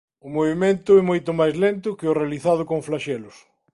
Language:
Galician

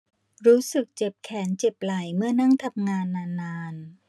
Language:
Thai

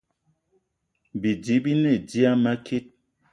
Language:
Eton (Cameroon)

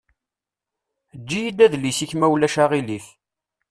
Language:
Kabyle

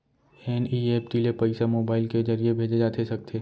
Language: Chhattisgarhi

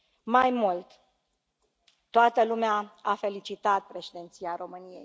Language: Romanian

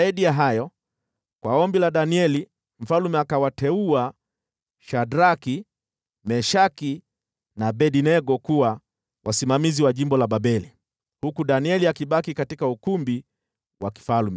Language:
Swahili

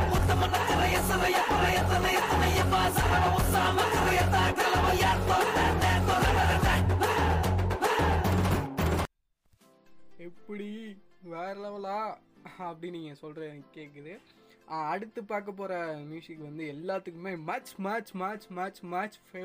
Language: Tamil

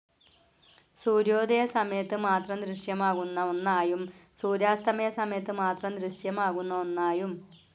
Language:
Malayalam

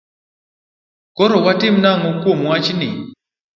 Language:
Luo (Kenya and Tanzania)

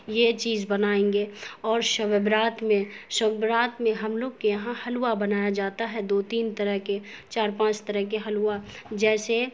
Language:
Urdu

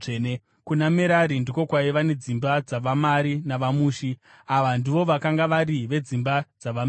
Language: Shona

